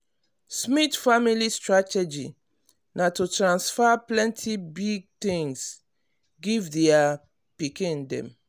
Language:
Nigerian Pidgin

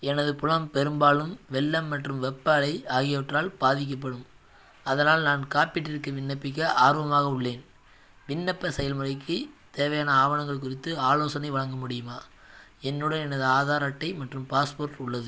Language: Tamil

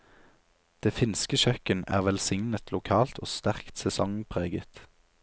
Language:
Norwegian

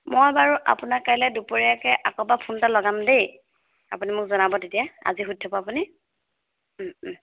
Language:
Assamese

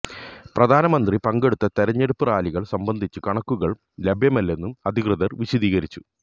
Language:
Malayalam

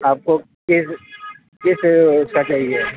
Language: Urdu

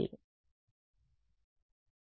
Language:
Telugu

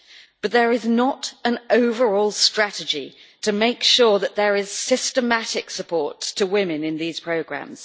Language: English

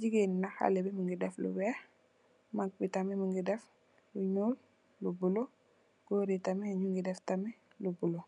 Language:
Wolof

